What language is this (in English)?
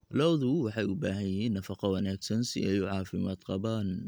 Somali